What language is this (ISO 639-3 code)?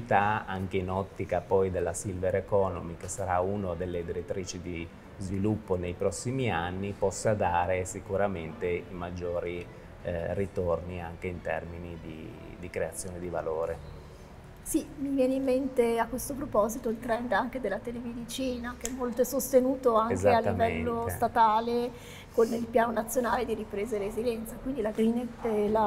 ita